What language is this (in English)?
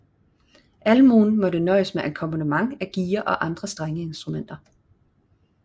Danish